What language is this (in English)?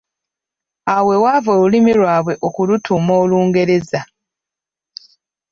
Ganda